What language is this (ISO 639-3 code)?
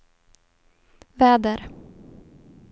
swe